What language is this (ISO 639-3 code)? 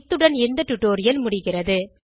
tam